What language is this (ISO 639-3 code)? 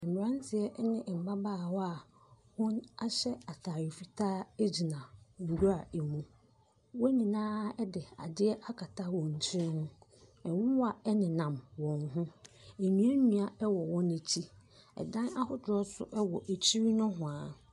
aka